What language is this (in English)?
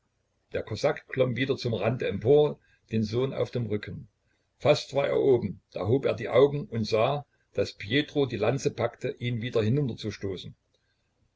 German